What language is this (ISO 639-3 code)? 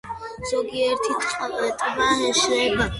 kat